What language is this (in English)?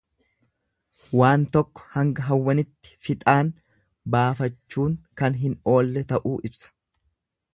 Oromo